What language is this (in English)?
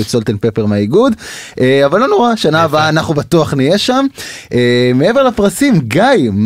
Hebrew